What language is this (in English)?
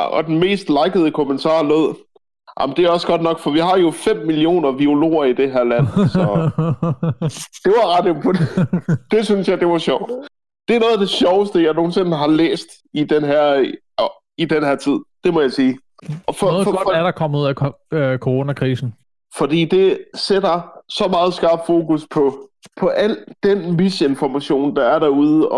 Danish